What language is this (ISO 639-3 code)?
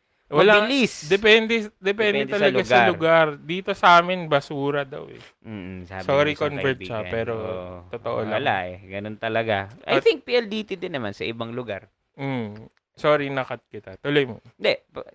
fil